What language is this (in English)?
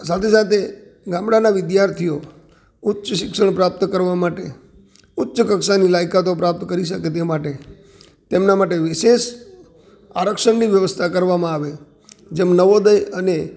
Gujarati